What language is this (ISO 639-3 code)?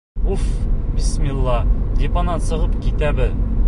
bak